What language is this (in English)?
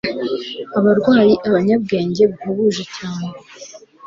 Kinyarwanda